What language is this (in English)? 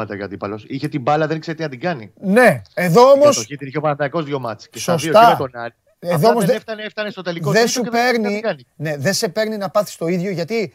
Greek